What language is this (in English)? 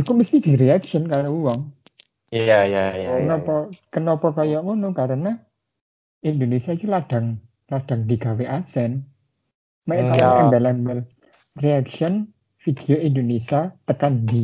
Indonesian